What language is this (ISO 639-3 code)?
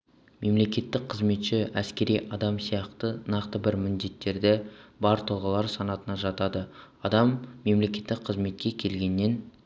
kaz